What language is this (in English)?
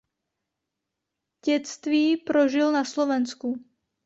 Czech